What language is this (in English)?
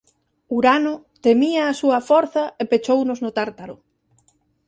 Galician